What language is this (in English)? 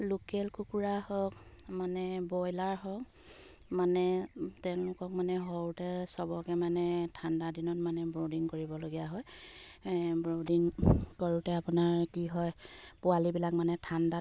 Assamese